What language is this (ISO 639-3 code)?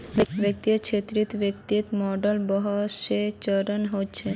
mag